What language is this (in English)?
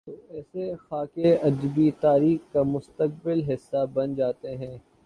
Urdu